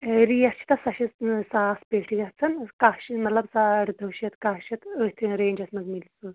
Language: Kashmiri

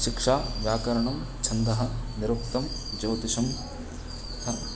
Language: Sanskrit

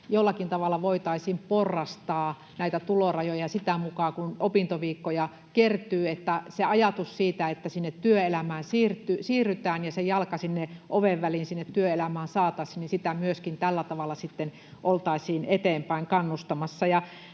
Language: Finnish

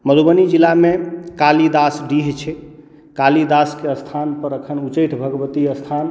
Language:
Maithili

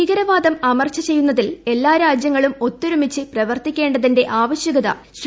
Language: Malayalam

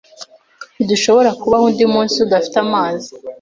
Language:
Kinyarwanda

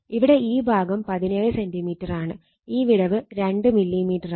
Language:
Malayalam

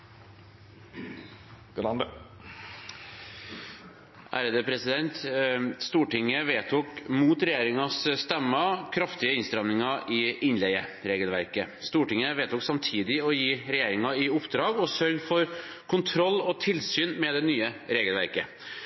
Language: Norwegian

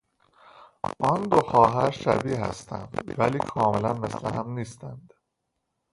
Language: Persian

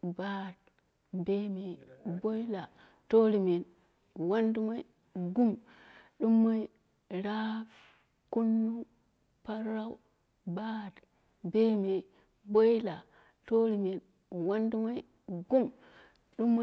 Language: Dera (Nigeria)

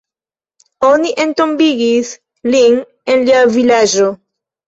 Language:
Esperanto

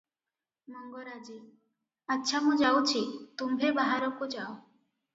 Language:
Odia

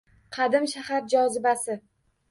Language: Uzbek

